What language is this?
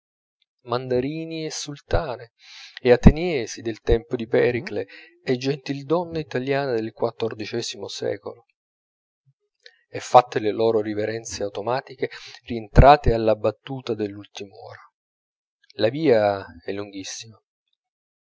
Italian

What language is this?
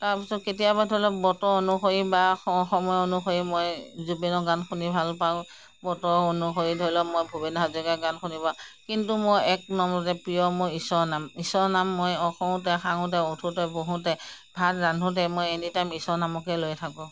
Assamese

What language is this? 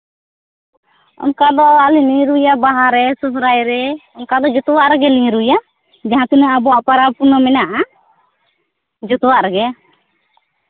Santali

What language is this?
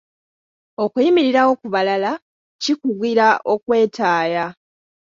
Ganda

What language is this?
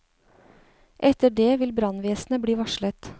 Norwegian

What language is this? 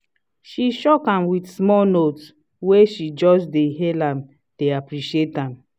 Nigerian Pidgin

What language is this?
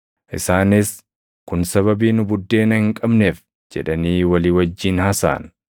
Oromo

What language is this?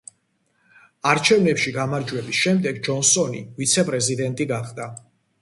Georgian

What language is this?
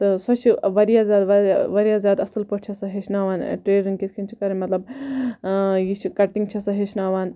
Kashmiri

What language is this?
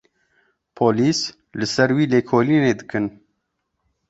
Kurdish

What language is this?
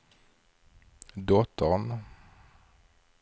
Swedish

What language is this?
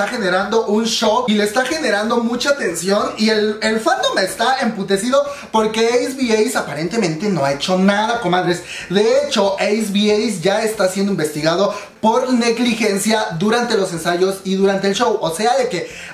Spanish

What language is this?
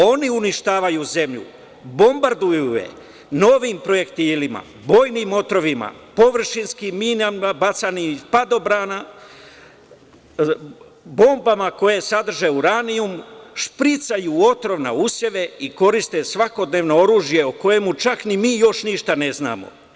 Serbian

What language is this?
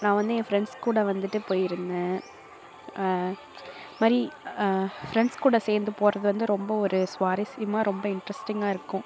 Tamil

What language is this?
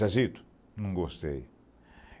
Portuguese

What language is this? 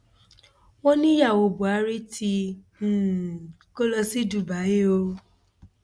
Yoruba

